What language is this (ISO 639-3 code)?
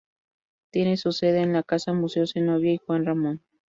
spa